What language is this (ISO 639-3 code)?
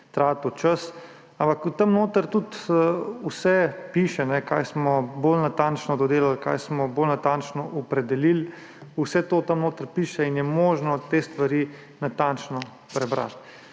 slv